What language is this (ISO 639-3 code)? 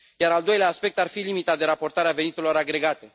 ron